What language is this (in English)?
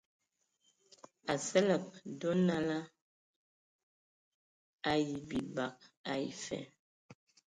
Ewondo